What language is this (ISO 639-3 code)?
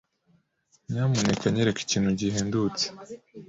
kin